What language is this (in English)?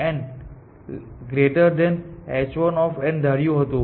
Gujarati